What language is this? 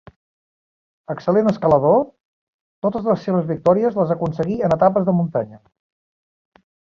Catalan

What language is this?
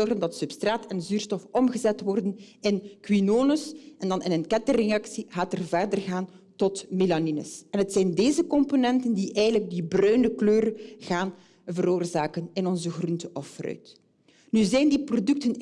Dutch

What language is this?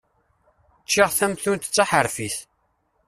Kabyle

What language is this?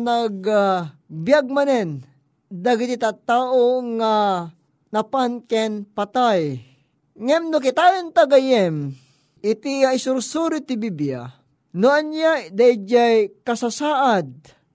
Filipino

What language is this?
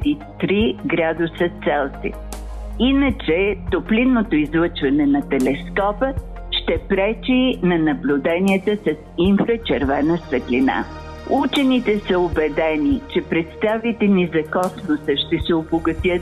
Bulgarian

